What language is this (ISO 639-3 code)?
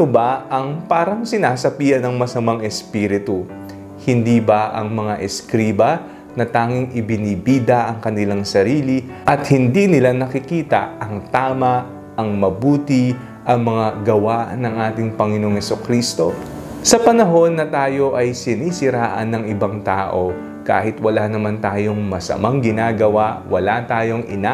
fil